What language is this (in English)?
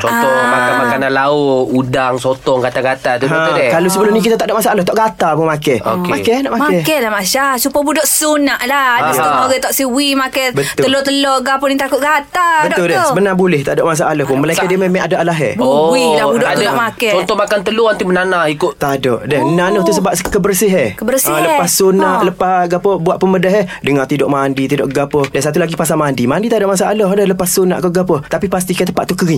Malay